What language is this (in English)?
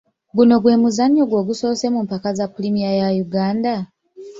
Ganda